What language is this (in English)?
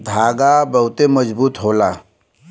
Bhojpuri